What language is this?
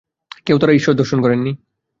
Bangla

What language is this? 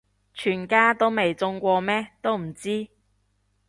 Cantonese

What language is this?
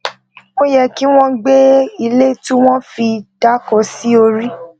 Yoruba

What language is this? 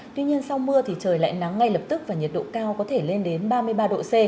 Vietnamese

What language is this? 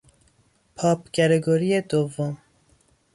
Persian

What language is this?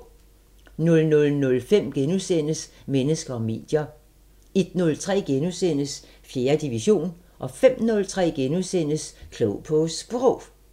Danish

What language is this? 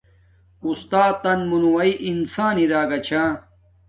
Domaaki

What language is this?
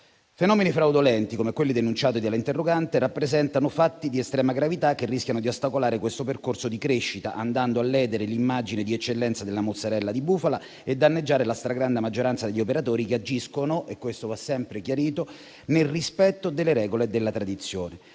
Italian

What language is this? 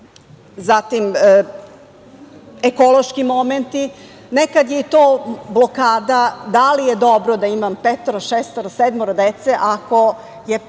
Serbian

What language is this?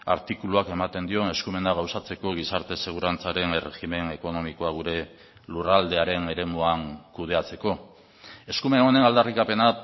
Basque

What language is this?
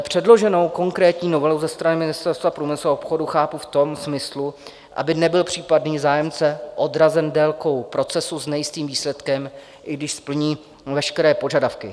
Czech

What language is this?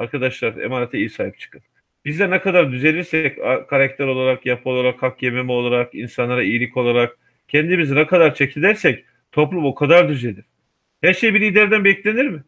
Turkish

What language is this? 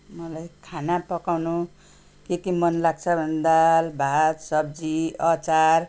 Nepali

